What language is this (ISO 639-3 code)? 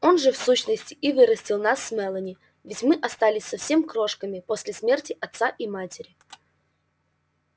rus